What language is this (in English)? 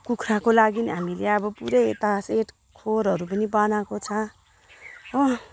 Nepali